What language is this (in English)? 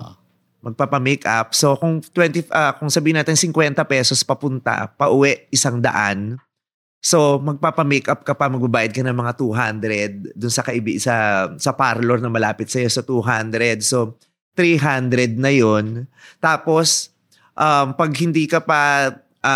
Filipino